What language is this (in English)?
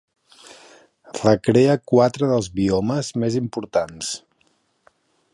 Catalan